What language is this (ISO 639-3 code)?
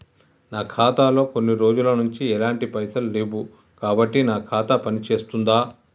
tel